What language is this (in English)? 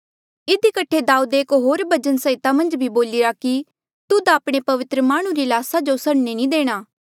Mandeali